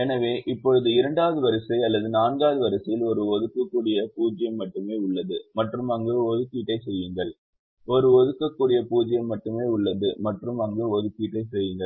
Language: Tamil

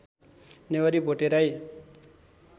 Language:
Nepali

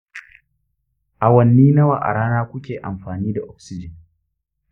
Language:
Hausa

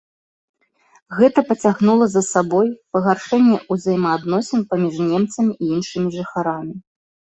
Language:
Belarusian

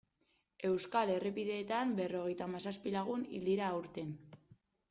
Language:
Basque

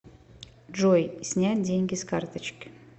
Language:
Russian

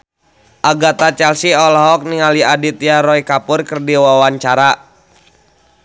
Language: Sundanese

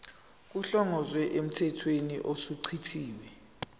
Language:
Zulu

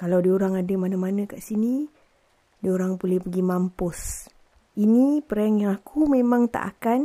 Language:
Malay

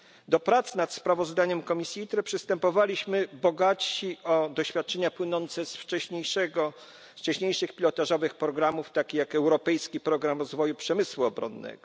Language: Polish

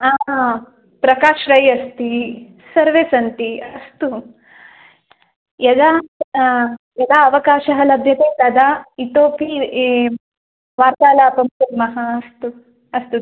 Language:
Sanskrit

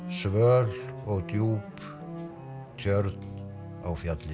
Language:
Icelandic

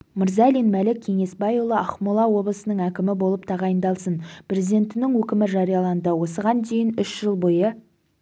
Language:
Kazakh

